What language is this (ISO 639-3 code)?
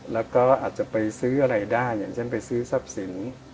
tha